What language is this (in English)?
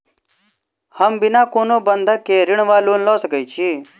Maithili